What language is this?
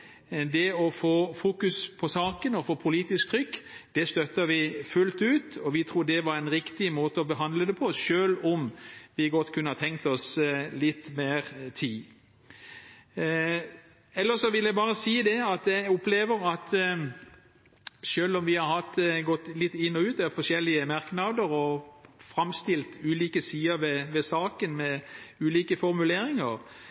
Norwegian Bokmål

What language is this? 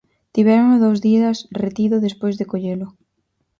Galician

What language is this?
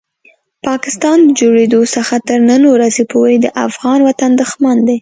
Pashto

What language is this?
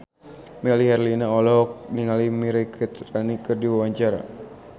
Sundanese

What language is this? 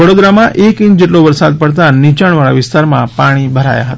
Gujarati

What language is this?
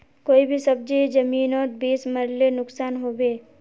Magahi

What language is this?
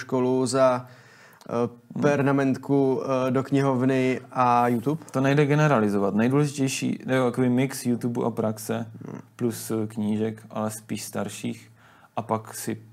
Czech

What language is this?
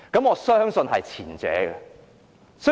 Cantonese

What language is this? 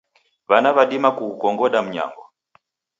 Taita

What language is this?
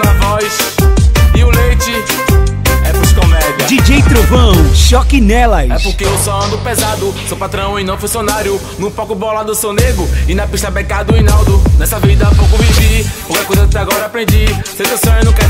Romanian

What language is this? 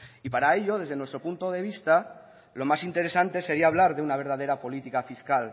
Spanish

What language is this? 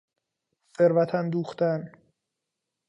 Persian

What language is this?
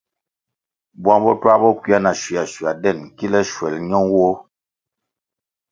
Kwasio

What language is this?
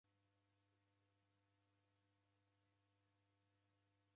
Taita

